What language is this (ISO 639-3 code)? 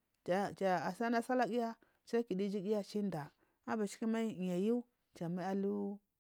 mfm